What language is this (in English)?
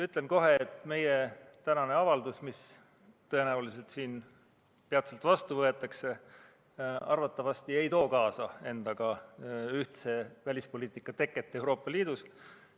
Estonian